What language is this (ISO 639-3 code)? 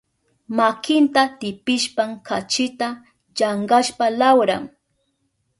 qup